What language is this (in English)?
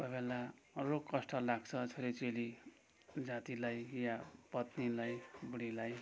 Nepali